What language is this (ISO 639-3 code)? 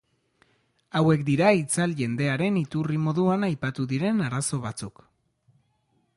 eus